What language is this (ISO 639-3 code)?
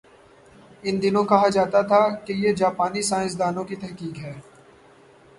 urd